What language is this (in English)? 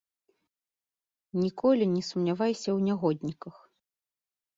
Belarusian